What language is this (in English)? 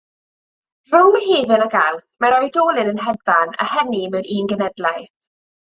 Welsh